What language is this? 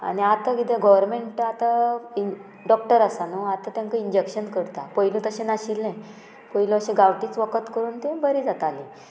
Konkani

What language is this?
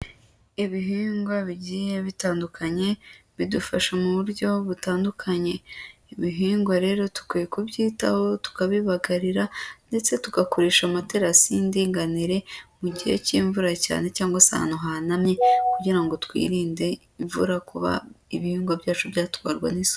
Kinyarwanda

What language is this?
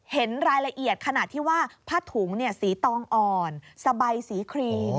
Thai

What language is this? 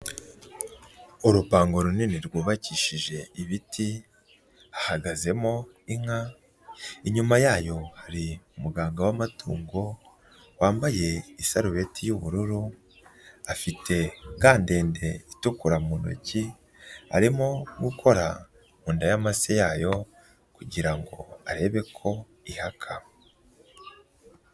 Kinyarwanda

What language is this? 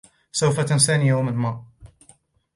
Arabic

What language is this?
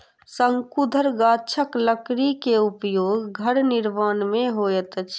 Maithili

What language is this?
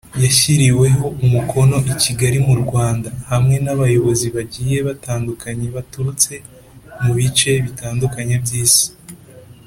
Kinyarwanda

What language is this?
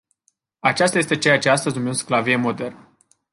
Romanian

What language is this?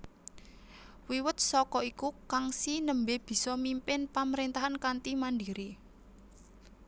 Javanese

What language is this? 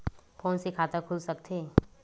Chhattisgarhi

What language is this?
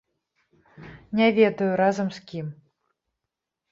Belarusian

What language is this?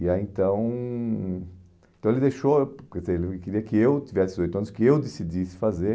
Portuguese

